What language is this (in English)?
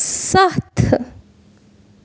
Kashmiri